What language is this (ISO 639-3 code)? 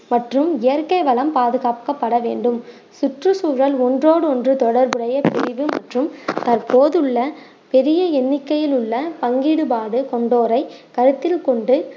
tam